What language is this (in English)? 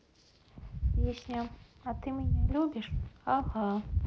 Russian